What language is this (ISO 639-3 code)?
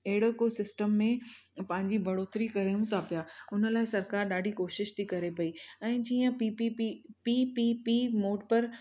snd